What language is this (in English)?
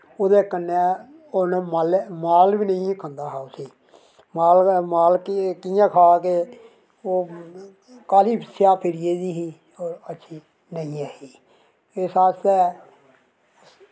Dogri